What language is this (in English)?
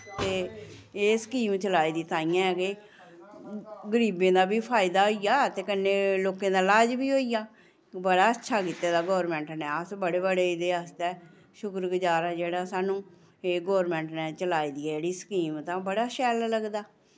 Dogri